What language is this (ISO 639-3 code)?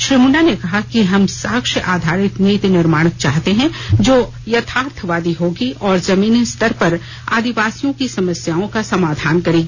hin